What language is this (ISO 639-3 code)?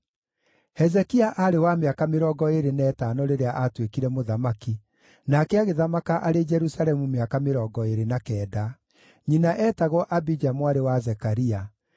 kik